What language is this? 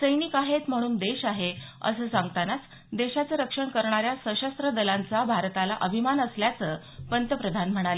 Marathi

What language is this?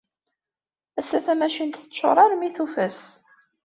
Kabyle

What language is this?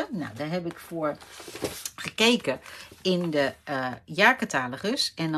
Dutch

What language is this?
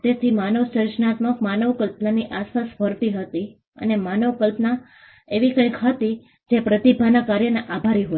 Gujarati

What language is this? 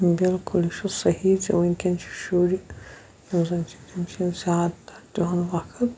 Kashmiri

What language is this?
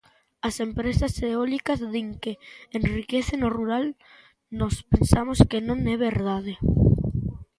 Galician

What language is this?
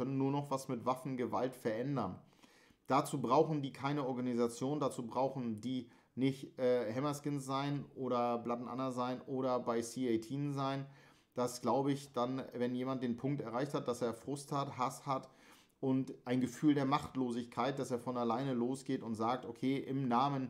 German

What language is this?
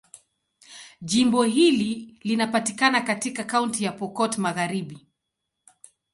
Swahili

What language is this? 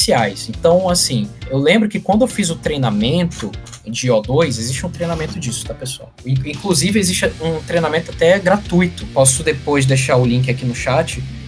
Portuguese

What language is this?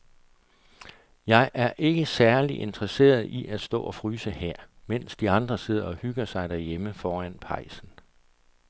Danish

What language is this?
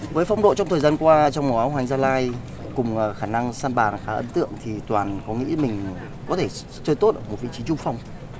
Vietnamese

